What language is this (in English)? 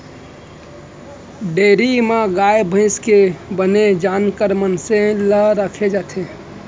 Chhattisgarhi